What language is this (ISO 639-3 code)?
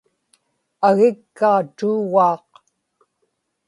ipk